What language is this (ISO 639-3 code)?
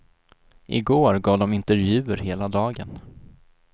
swe